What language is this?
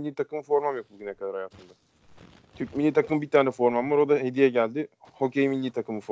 Turkish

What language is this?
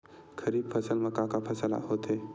Chhattisgarhi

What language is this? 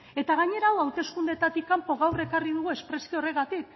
Basque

